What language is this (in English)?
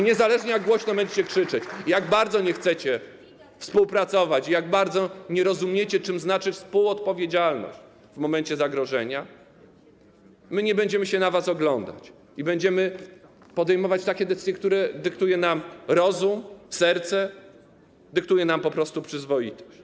Polish